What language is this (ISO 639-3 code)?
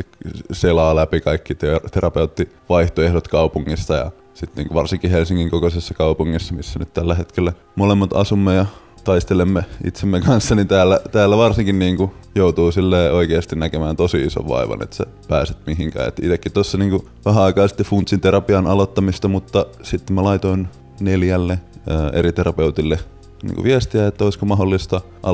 fin